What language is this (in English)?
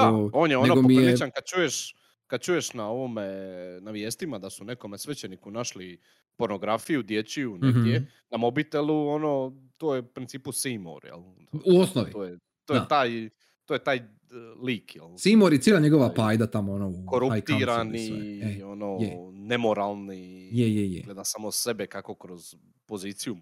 Croatian